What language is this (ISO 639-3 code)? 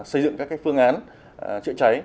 vie